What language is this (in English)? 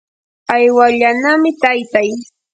Yanahuanca Pasco Quechua